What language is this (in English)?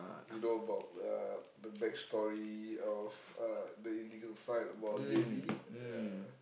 English